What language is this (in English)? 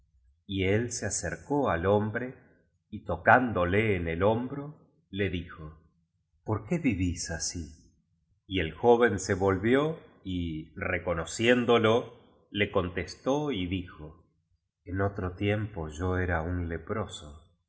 Spanish